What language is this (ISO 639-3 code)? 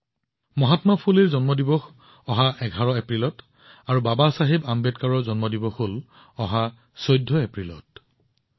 asm